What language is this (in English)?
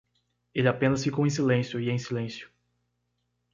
Portuguese